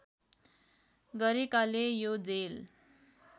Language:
Nepali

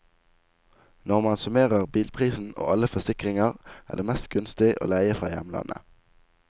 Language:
Norwegian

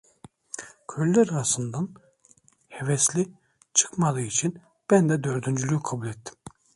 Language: Turkish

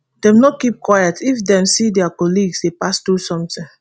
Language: Nigerian Pidgin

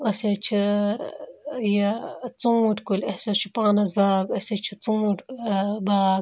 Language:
Kashmiri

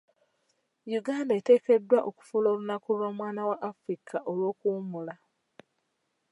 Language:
Ganda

